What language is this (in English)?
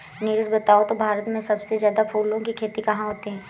Hindi